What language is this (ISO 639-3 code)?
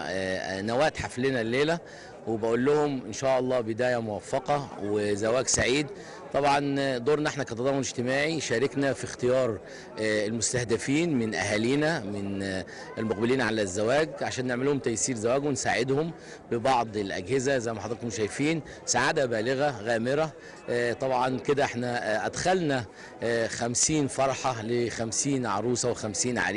ara